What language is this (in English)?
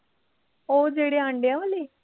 Punjabi